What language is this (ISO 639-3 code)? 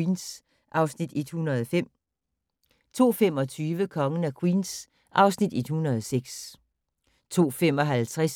dan